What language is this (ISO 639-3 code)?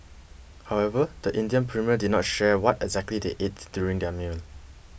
eng